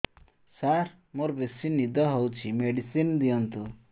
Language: Odia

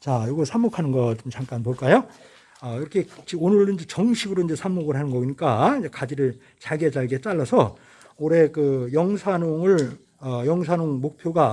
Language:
Korean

